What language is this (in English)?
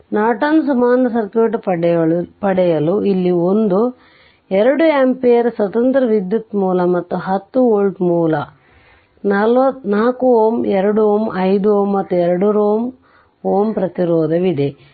Kannada